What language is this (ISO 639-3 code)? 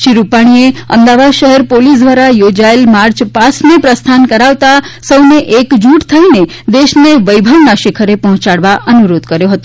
guj